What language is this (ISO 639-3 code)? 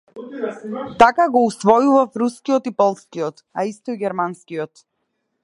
mkd